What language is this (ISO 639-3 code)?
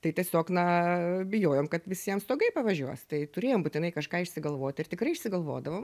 lit